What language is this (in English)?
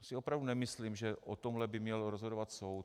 Czech